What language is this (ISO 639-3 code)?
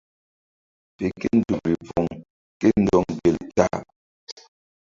mdd